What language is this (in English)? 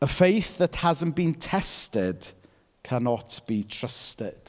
English